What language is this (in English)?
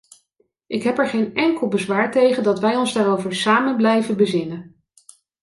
Dutch